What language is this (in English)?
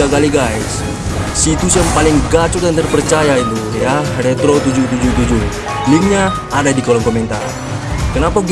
Indonesian